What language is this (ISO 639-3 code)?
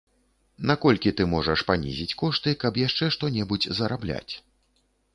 bel